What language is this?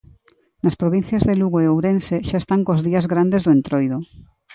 Galician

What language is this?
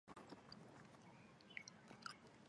Chinese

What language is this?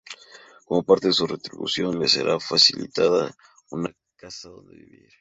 Spanish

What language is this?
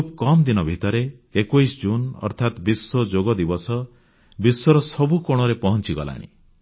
Odia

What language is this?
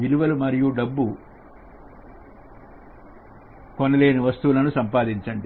Telugu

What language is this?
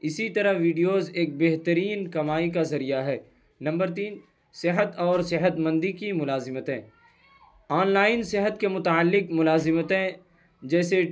Urdu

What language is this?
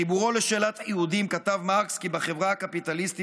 Hebrew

